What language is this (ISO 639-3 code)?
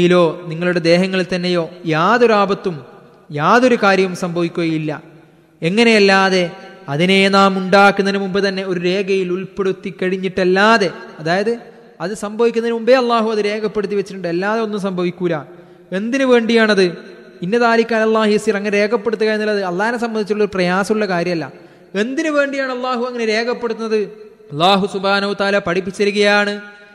mal